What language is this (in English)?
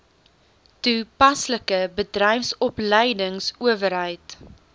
Afrikaans